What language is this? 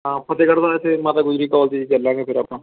Punjabi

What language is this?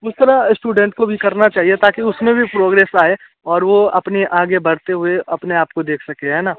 Hindi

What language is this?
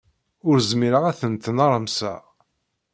Kabyle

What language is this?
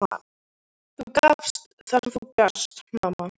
Icelandic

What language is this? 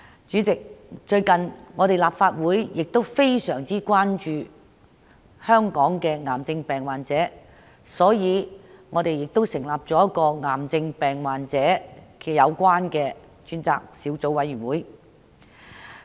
Cantonese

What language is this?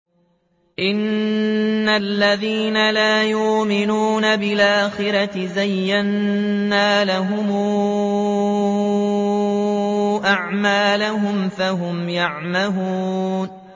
Arabic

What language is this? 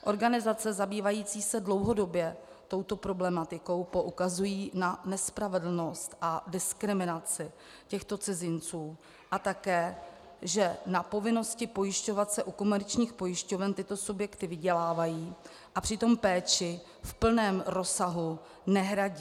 Czech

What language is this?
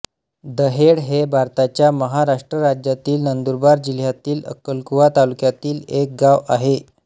Marathi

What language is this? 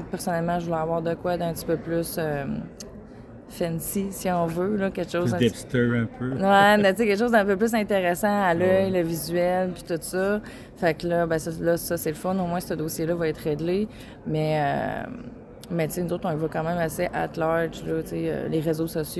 French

